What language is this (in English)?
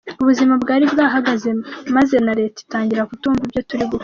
Kinyarwanda